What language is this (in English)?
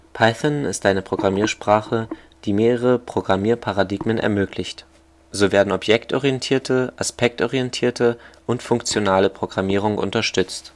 German